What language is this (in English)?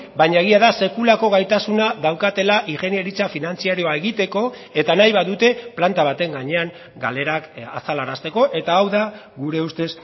Basque